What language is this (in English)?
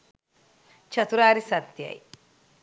Sinhala